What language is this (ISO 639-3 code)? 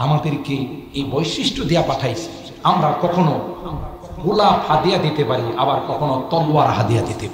ara